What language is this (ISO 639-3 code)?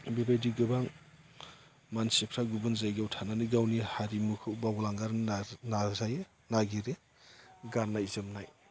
brx